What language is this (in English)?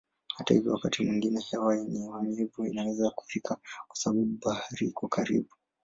Swahili